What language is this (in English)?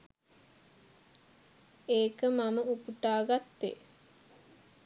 Sinhala